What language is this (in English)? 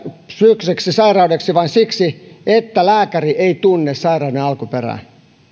Finnish